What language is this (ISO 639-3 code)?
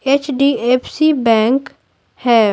hin